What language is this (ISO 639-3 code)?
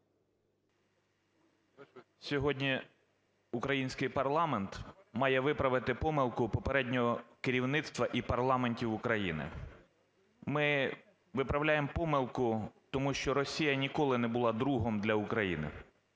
ukr